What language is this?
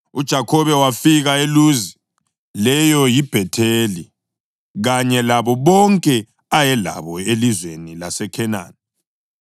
North Ndebele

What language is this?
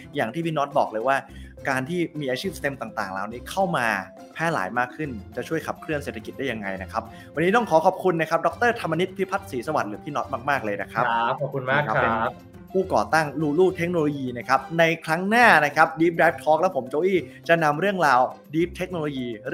Thai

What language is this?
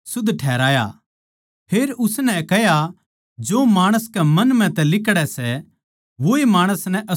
Haryanvi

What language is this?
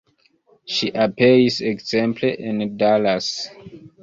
Esperanto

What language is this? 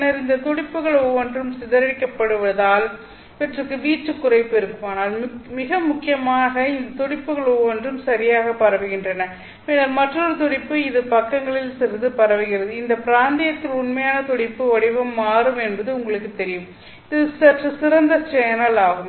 Tamil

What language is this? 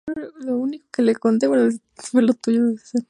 Spanish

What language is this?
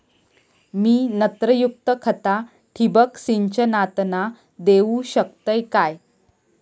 Marathi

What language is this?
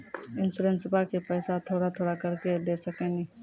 Maithili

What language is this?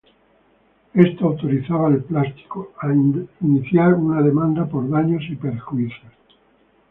Spanish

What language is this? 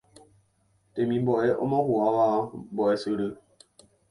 Guarani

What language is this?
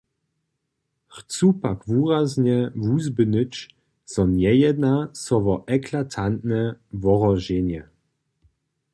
Upper Sorbian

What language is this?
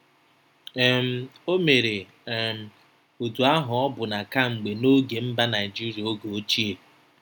Igbo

